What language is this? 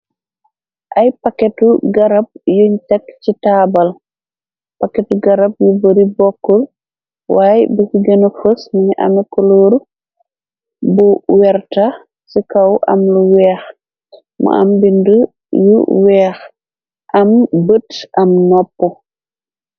Wolof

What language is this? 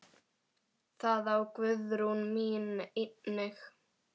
Icelandic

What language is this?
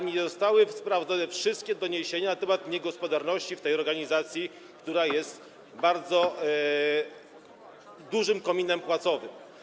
Polish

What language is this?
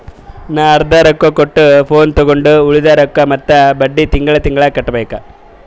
Kannada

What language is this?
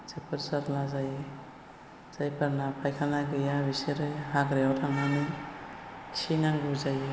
Bodo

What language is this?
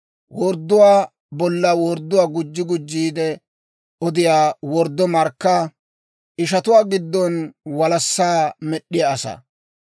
Dawro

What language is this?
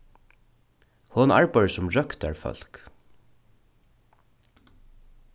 Faroese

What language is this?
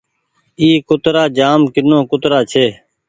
Goaria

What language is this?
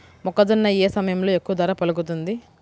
Telugu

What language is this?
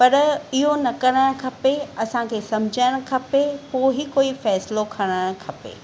Sindhi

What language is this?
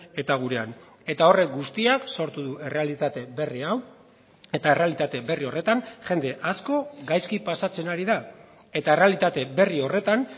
Basque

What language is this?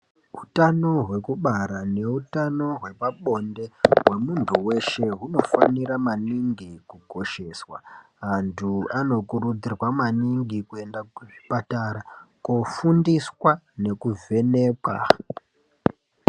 Ndau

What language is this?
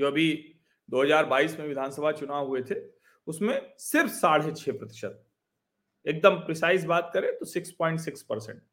Hindi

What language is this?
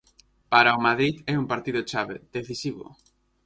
Galician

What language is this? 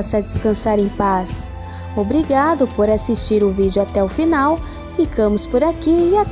Portuguese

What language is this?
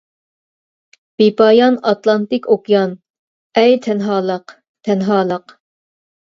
Uyghur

